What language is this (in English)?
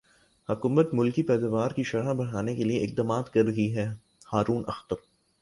Urdu